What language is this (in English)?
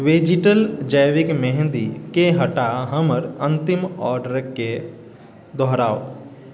Maithili